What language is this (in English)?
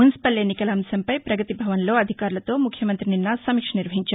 Telugu